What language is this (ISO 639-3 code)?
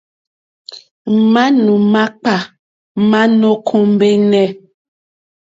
bri